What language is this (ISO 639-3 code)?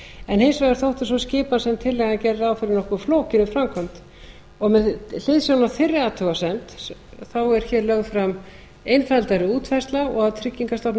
isl